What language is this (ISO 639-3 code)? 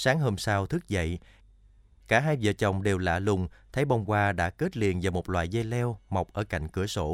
vie